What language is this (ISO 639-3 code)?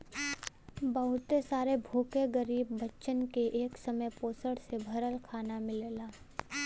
bho